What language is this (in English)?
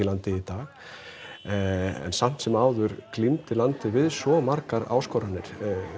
Icelandic